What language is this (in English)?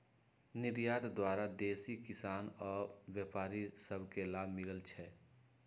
Magahi